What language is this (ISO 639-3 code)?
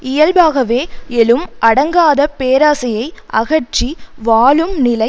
tam